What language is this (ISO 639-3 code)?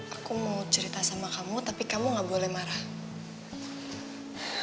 ind